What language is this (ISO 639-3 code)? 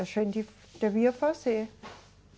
por